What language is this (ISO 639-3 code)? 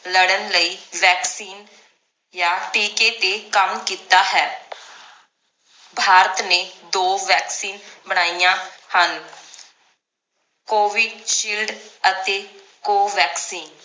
pan